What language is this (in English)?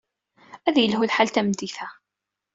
Kabyle